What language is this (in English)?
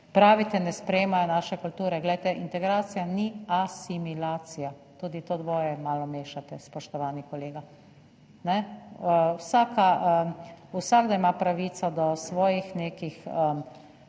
Slovenian